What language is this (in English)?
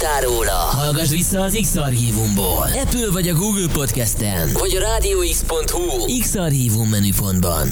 Hungarian